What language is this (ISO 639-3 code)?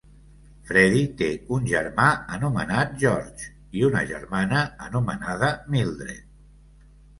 cat